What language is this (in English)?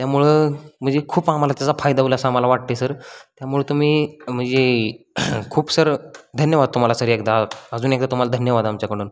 Marathi